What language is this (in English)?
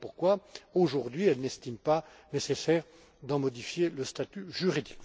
French